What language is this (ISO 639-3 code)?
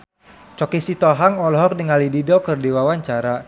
sun